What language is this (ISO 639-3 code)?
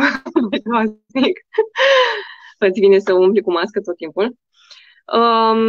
ron